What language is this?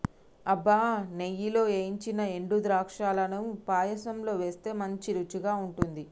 Telugu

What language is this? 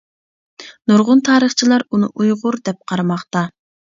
Uyghur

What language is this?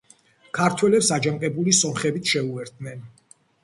Georgian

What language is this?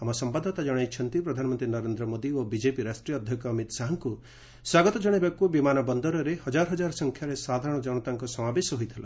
Odia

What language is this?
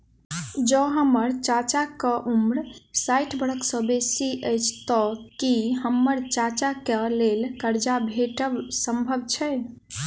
Maithili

